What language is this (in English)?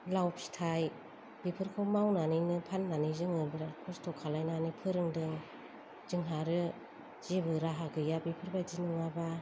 Bodo